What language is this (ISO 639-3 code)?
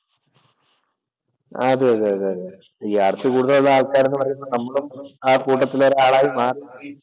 mal